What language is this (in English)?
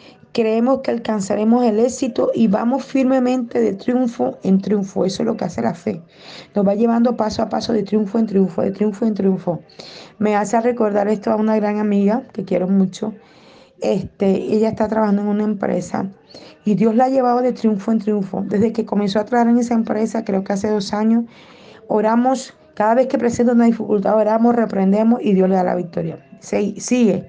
Spanish